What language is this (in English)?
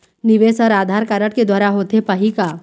Chhattisgarhi